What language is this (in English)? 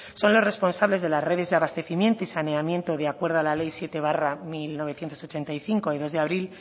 Spanish